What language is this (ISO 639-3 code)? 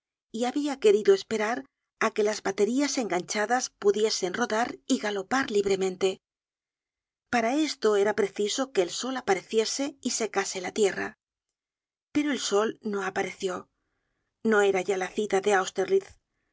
spa